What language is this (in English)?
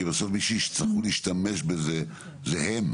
Hebrew